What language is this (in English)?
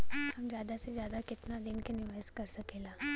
Bhojpuri